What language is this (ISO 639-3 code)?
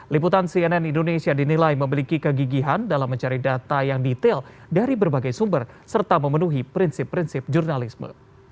ind